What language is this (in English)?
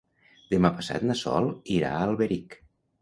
Catalan